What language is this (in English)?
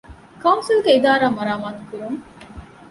Divehi